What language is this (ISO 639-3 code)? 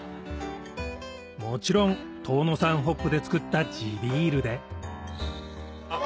jpn